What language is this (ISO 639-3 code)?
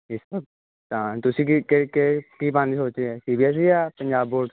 pan